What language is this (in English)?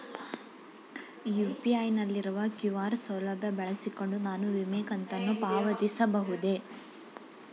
Kannada